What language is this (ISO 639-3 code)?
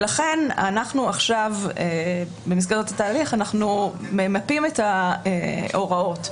heb